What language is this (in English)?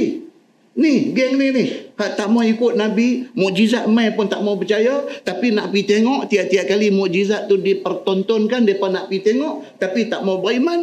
Malay